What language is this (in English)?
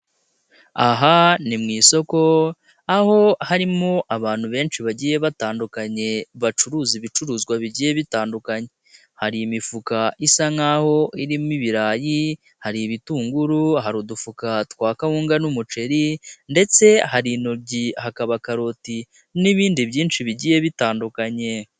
Kinyarwanda